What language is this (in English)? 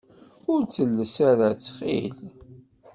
Kabyle